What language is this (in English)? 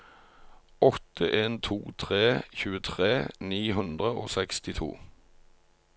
Norwegian